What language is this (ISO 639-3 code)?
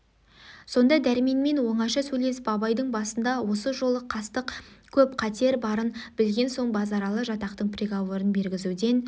kaz